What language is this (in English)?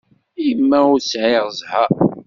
Kabyle